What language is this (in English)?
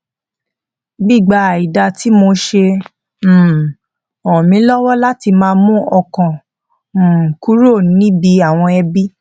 Yoruba